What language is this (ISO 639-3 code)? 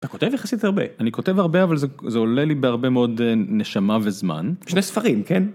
heb